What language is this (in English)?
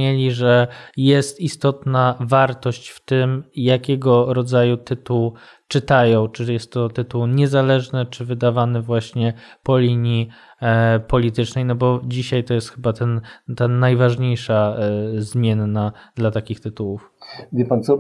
Polish